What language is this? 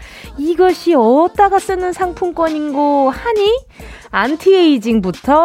Korean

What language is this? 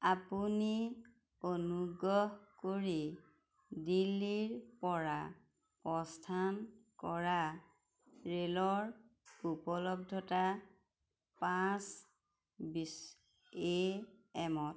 Assamese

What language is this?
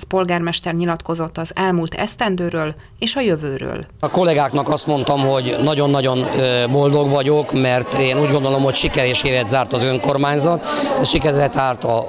Hungarian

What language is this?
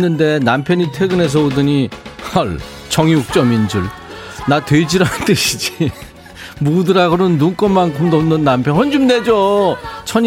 Korean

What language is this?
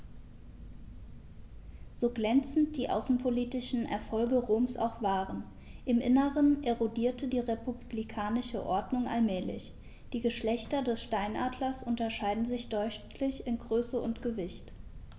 German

